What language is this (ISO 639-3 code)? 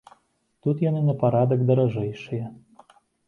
bel